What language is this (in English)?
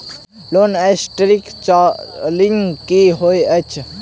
Maithili